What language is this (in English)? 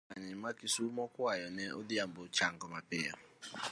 Luo (Kenya and Tanzania)